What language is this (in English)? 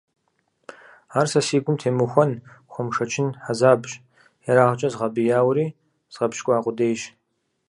Kabardian